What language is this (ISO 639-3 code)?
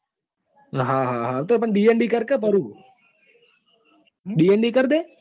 guj